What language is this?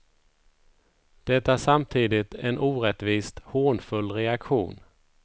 Swedish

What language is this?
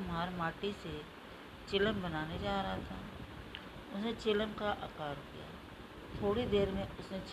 Hindi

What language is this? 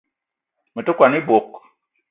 Eton (Cameroon)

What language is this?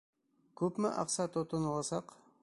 Bashkir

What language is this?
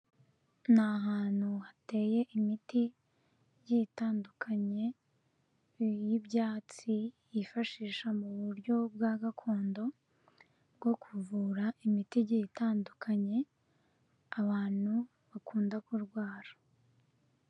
Kinyarwanda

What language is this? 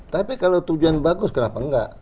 Indonesian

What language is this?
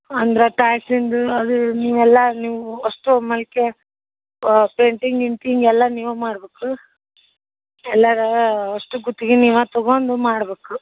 Kannada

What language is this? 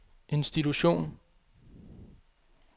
Danish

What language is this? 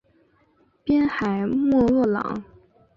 Chinese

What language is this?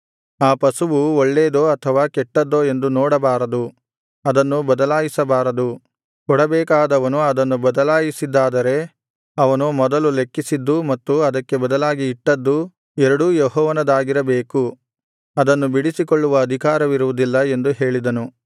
Kannada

